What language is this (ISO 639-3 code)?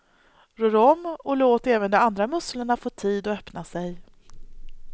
swe